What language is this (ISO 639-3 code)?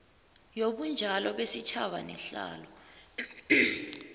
nbl